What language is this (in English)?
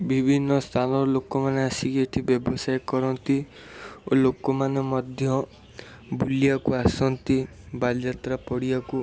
Odia